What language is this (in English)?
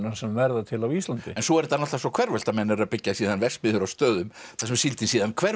Icelandic